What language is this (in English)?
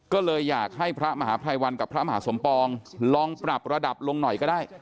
Thai